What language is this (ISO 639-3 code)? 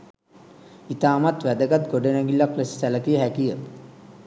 sin